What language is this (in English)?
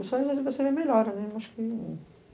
Portuguese